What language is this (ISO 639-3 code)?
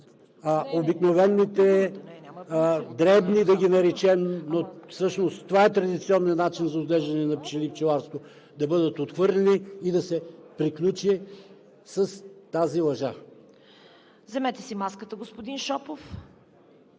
bul